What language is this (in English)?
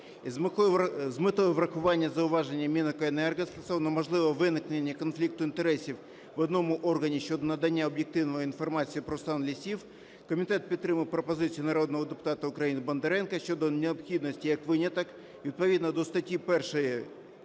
Ukrainian